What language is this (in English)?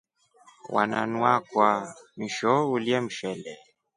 Rombo